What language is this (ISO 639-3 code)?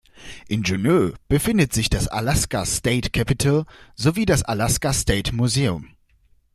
deu